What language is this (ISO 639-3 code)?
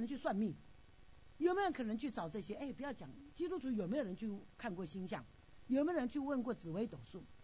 zho